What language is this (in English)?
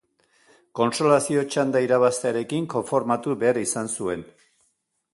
Basque